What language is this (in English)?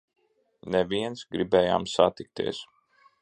Latvian